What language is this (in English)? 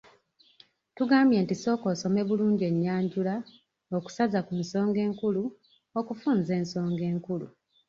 Ganda